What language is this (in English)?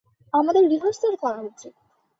Bangla